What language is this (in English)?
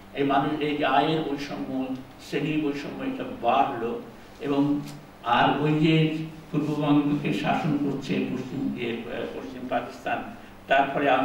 Bangla